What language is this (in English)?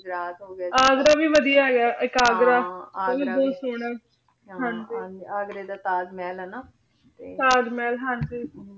Punjabi